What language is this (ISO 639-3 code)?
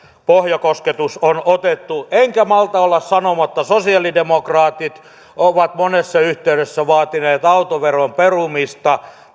fin